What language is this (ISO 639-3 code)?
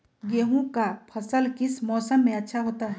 mag